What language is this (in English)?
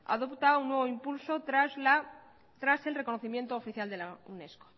Spanish